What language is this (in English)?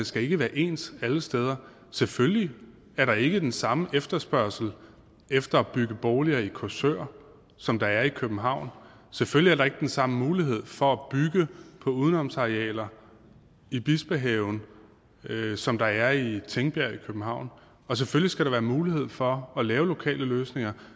Danish